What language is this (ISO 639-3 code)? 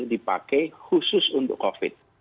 ind